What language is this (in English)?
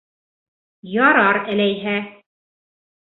Bashkir